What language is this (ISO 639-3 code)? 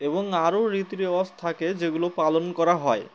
ben